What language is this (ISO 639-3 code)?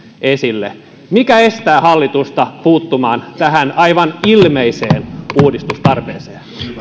fin